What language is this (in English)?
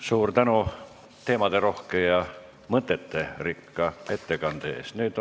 Estonian